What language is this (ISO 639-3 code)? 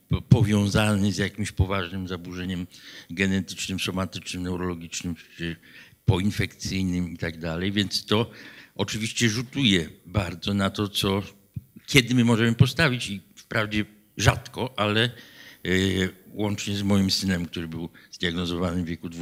pol